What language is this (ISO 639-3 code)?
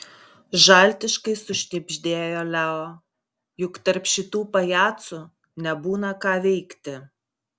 lit